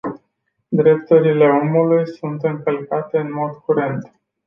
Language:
Romanian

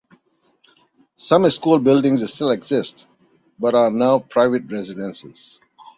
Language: English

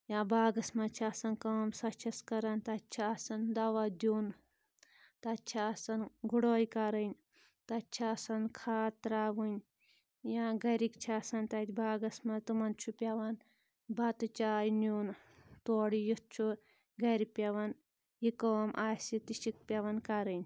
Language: Kashmiri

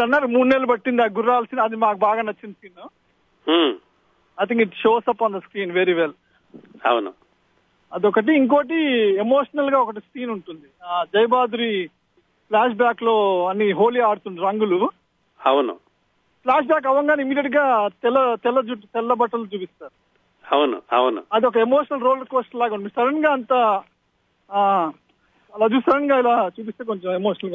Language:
Telugu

